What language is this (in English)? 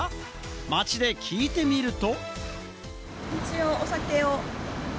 Japanese